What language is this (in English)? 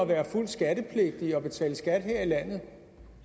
Danish